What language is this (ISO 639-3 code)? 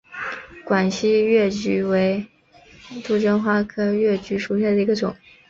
zho